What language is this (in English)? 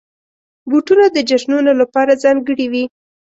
Pashto